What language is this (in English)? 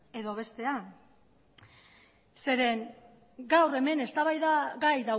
Basque